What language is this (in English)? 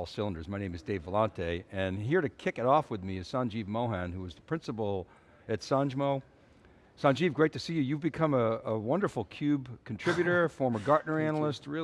English